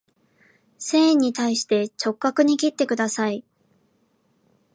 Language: Japanese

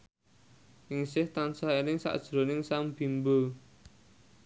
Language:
Javanese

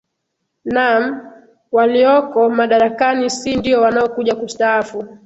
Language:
Swahili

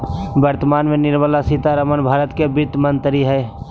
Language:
Magahi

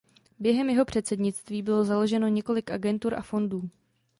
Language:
Czech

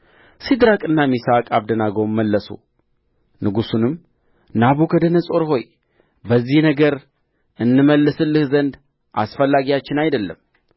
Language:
Amharic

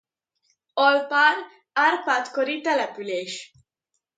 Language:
Hungarian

